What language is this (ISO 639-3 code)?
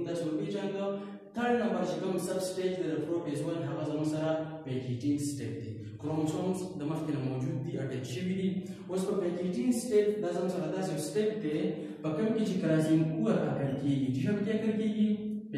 ron